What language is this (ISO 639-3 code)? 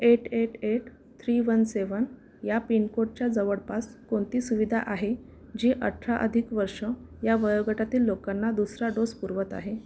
mar